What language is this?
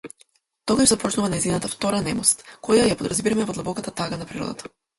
Macedonian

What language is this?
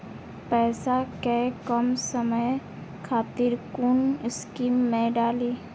Maithili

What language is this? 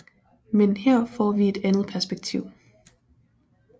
Danish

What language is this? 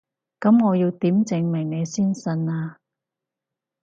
Cantonese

